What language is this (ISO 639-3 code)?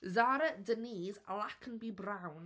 eng